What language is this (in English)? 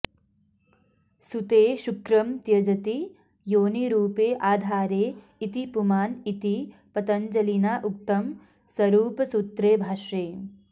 Sanskrit